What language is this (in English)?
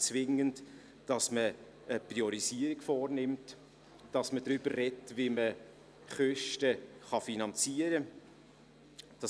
Swiss German